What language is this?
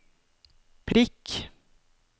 Norwegian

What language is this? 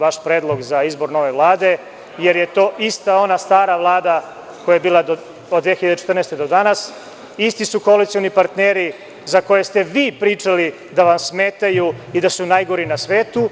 Serbian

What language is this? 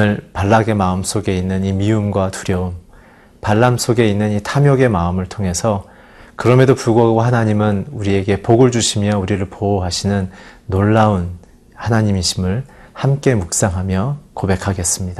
Korean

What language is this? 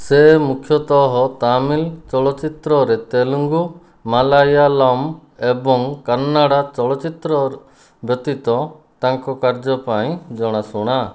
Odia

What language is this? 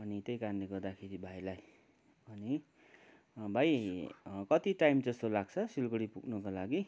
Nepali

